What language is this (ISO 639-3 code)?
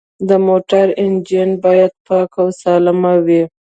pus